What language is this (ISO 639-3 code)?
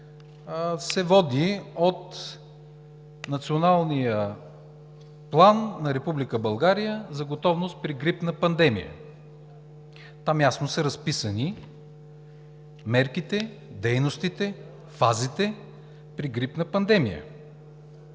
bul